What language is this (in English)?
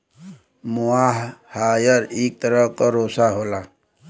Bhojpuri